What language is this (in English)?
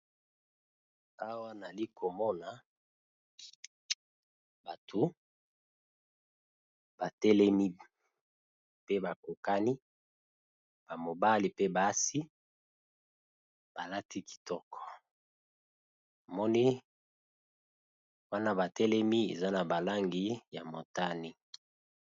Lingala